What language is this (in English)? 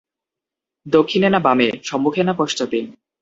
Bangla